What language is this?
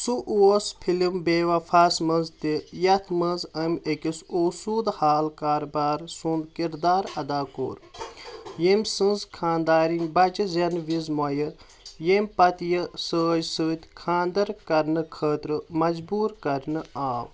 Kashmiri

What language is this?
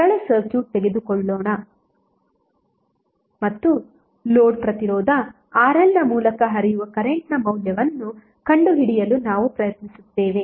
Kannada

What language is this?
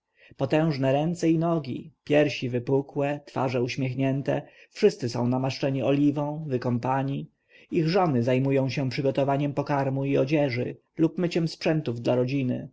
Polish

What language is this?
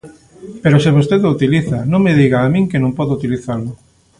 Galician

